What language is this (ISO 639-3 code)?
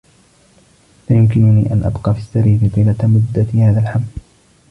ara